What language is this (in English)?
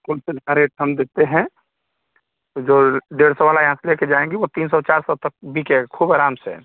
Hindi